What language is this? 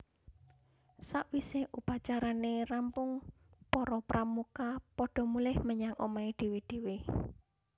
Javanese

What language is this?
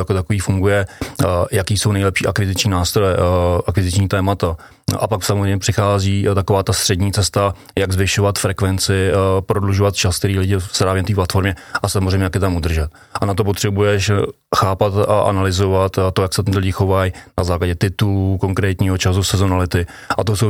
Czech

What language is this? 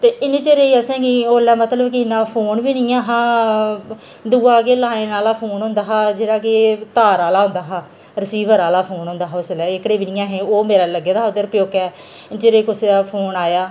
Dogri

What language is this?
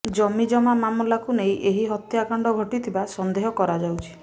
Odia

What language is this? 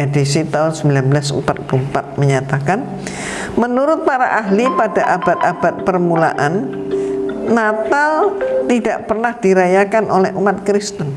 Indonesian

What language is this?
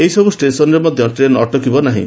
Odia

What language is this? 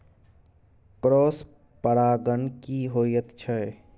Maithili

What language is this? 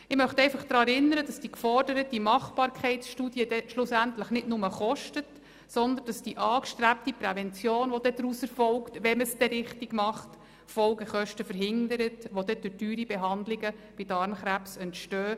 Swiss German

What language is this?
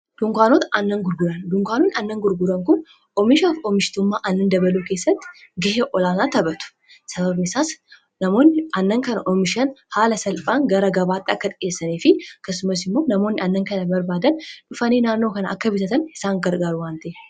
Oromo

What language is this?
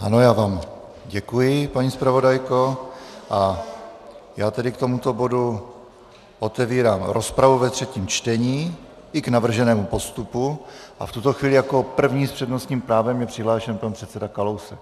Czech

